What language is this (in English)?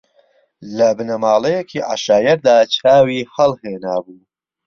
Central Kurdish